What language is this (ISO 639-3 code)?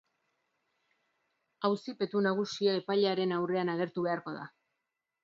eus